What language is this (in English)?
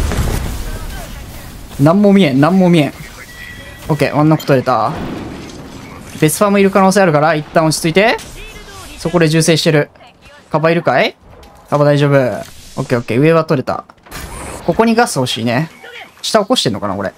Japanese